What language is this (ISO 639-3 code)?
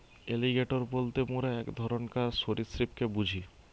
ben